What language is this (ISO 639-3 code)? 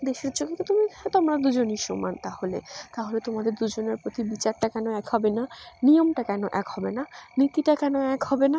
ben